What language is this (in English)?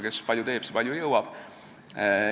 Estonian